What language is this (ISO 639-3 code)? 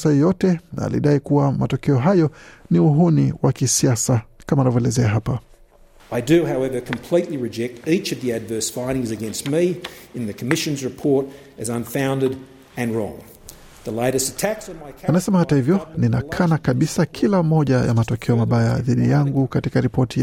swa